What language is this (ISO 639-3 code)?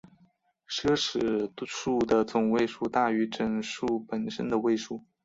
zho